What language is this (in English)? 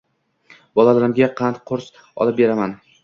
Uzbek